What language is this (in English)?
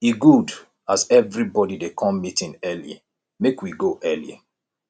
Nigerian Pidgin